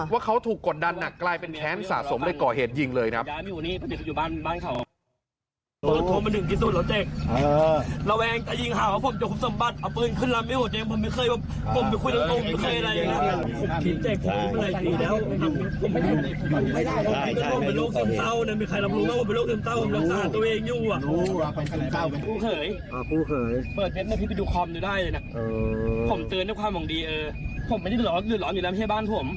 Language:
Thai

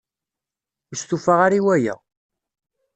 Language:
Kabyle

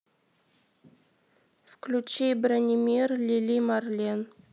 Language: Russian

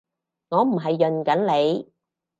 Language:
Cantonese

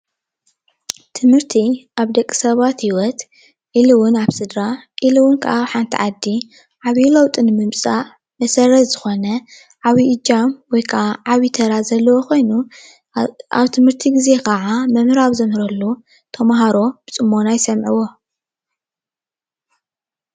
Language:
Tigrinya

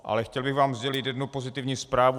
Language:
Czech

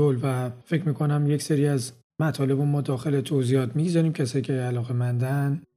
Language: Persian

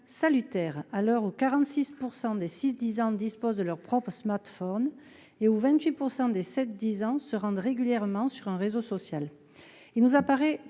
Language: French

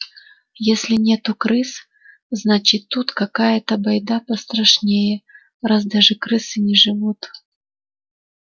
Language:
Russian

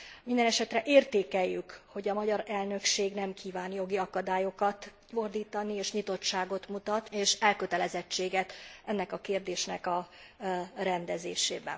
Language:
Hungarian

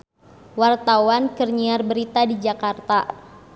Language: Sundanese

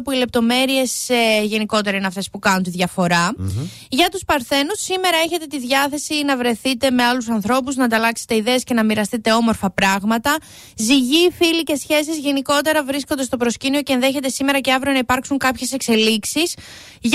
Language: Greek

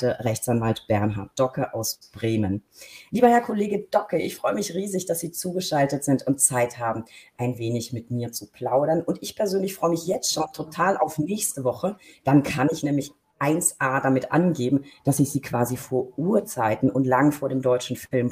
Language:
German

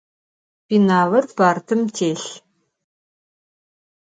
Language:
Adyghe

